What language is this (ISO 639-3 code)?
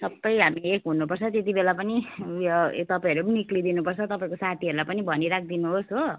nep